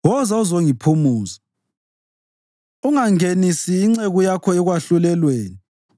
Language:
North Ndebele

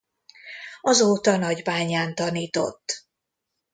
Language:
Hungarian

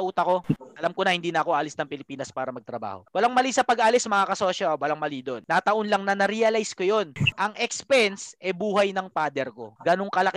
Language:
Filipino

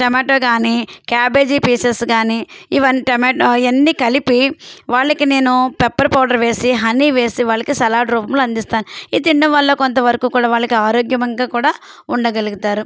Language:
Telugu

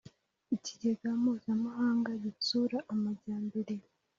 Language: Kinyarwanda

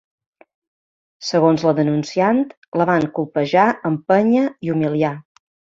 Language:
Catalan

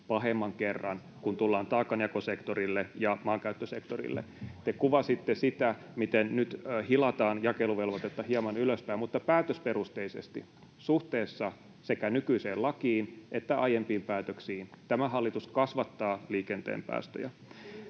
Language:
Finnish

